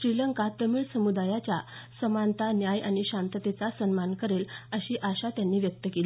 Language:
Marathi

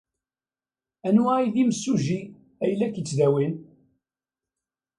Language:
Kabyle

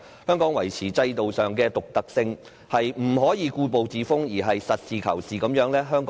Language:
Cantonese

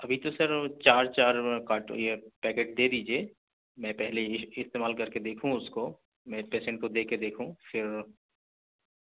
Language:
Urdu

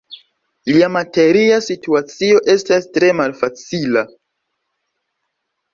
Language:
Esperanto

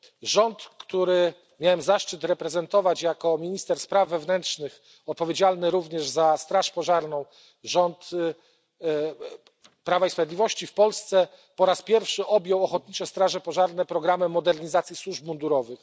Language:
Polish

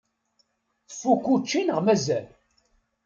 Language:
Kabyle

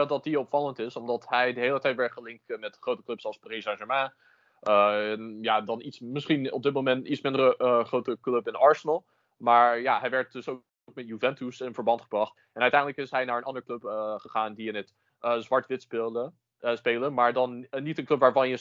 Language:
Dutch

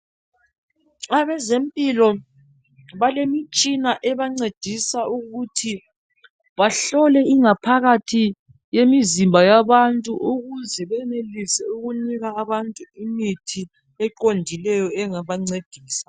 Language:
North Ndebele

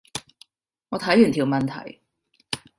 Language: Cantonese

